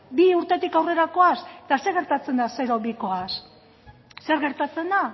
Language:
Basque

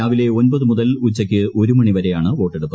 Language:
Malayalam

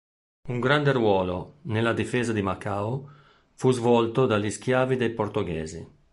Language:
Italian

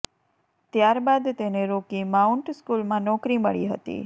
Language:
Gujarati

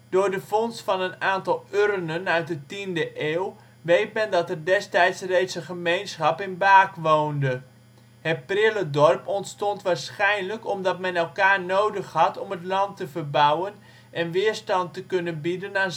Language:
Dutch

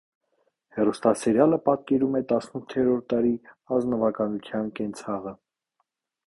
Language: Armenian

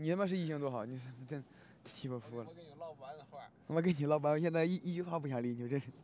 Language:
Chinese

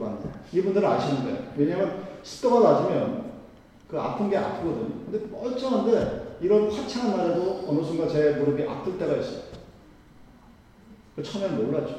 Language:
Korean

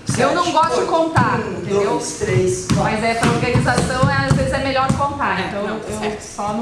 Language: Portuguese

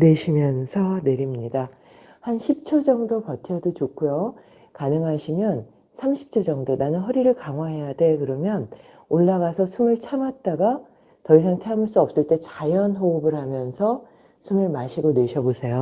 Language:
Korean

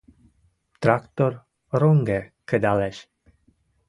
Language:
Western Mari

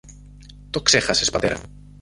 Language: Greek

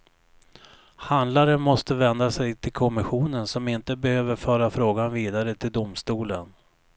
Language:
Swedish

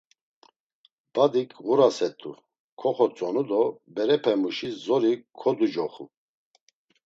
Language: Laz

